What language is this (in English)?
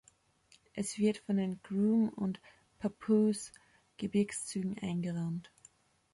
German